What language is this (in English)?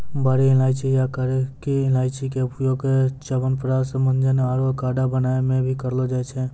Maithili